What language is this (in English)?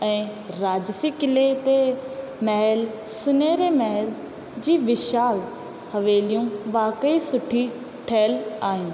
Sindhi